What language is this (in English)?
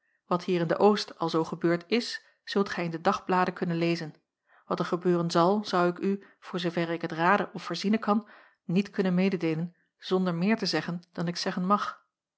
Dutch